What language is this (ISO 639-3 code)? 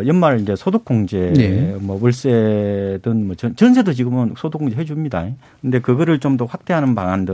kor